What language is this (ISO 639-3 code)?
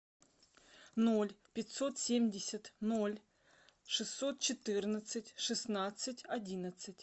rus